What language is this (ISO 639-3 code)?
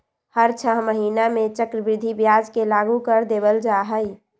mag